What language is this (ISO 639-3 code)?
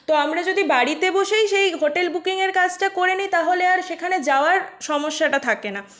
ben